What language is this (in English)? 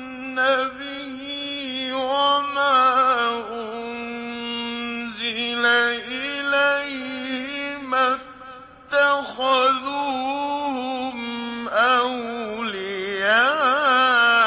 Arabic